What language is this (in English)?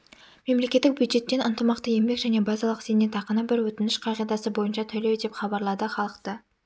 Kazakh